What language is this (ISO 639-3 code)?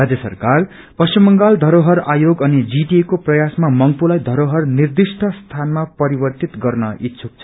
nep